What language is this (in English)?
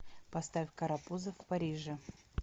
Russian